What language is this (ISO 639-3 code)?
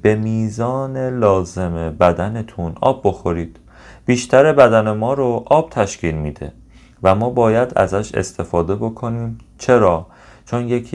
fas